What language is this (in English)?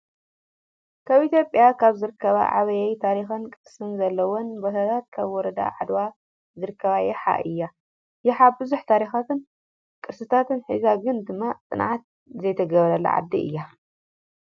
Tigrinya